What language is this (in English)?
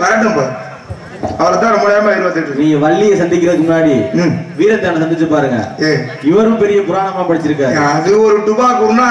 Arabic